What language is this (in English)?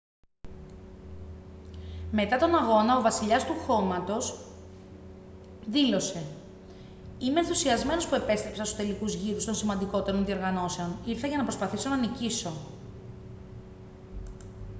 Greek